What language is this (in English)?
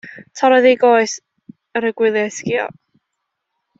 Welsh